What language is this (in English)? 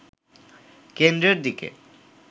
Bangla